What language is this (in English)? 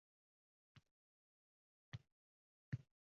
Uzbek